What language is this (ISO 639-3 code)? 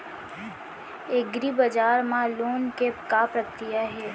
hne